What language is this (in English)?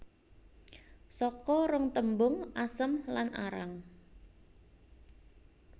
Javanese